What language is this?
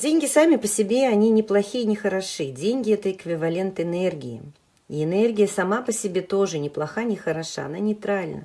Russian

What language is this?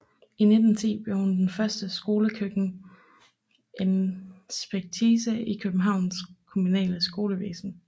Danish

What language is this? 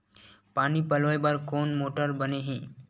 Chhattisgarhi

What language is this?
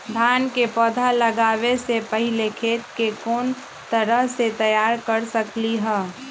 Magahi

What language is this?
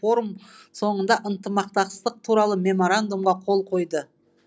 Kazakh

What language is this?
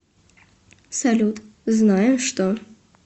Russian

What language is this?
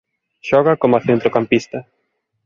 Galician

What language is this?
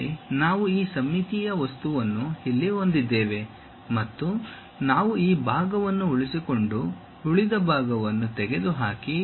Kannada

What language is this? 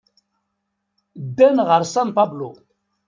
Kabyle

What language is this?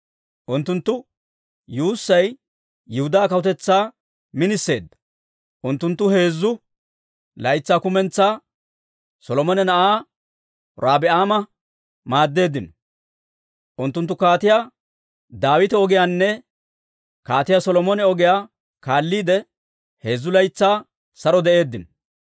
Dawro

